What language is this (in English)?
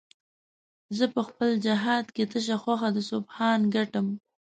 Pashto